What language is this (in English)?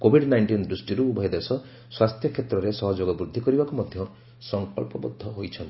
Odia